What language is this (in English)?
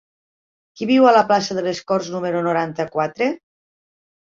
Catalan